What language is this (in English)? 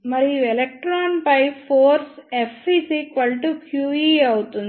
Telugu